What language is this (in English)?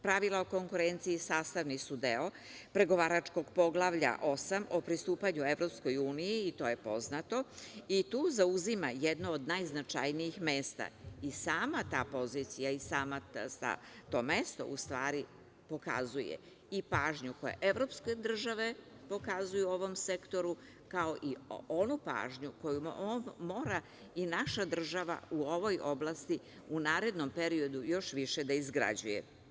Serbian